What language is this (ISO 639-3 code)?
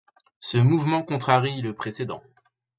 fra